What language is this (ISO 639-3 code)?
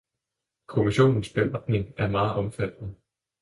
dan